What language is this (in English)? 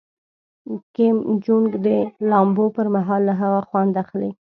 Pashto